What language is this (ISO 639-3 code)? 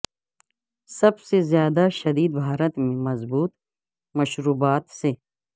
urd